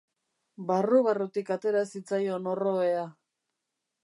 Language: Basque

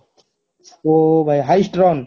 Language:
Odia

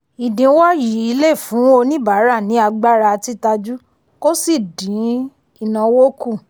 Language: Yoruba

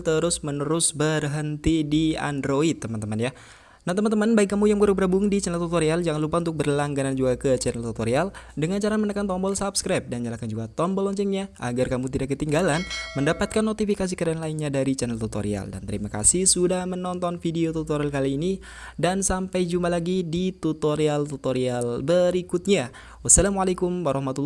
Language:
Indonesian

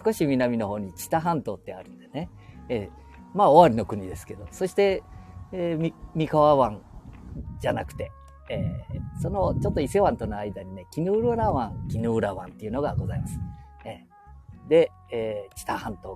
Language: Japanese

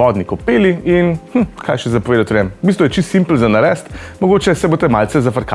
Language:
Slovenian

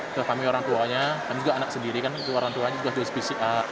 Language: Indonesian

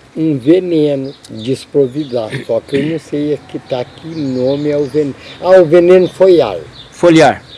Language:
Portuguese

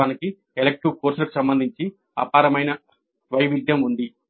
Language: Telugu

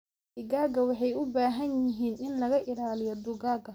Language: Somali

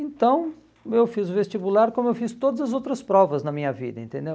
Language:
Portuguese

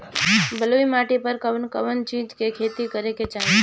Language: Bhojpuri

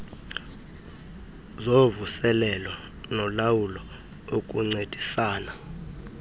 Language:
Xhosa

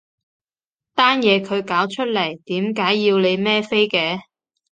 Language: Cantonese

